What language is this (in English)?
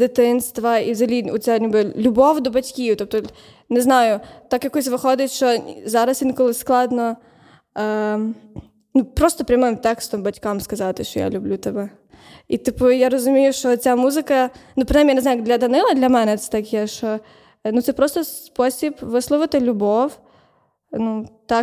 Ukrainian